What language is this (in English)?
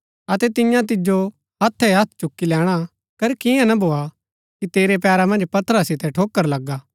Gaddi